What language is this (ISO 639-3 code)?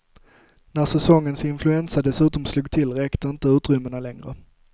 swe